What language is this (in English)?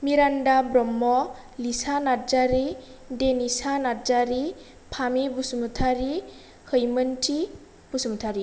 Bodo